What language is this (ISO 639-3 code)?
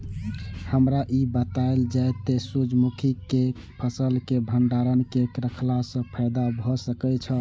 mai